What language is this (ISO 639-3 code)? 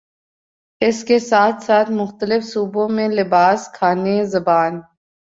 urd